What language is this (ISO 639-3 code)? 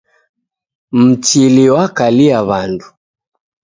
dav